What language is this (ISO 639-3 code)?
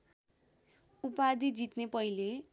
nep